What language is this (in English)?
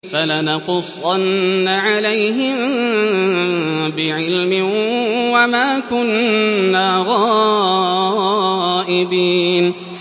Arabic